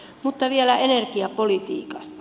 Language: Finnish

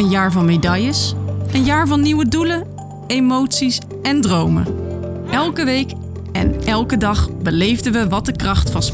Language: Dutch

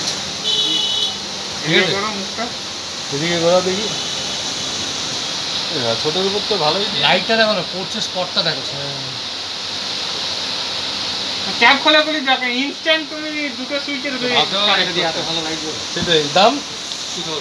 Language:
Bangla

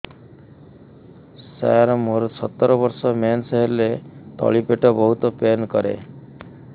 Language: Odia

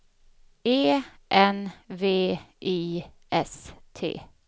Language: Swedish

